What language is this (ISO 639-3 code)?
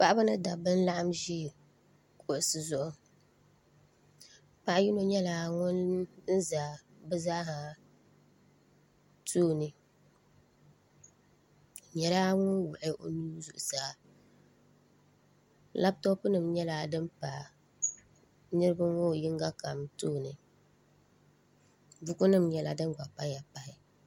dag